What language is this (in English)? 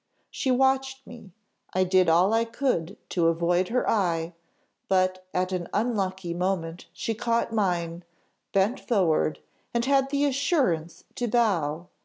English